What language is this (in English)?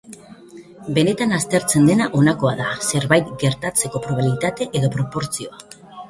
Basque